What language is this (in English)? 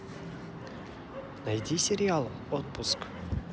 Russian